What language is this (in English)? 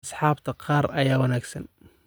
Somali